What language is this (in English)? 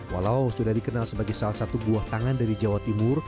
Indonesian